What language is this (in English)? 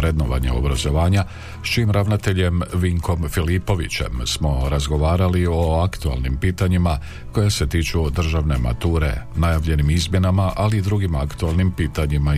Croatian